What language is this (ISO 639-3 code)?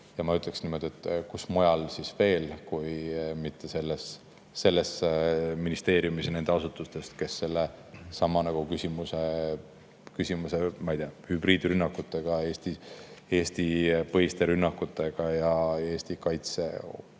est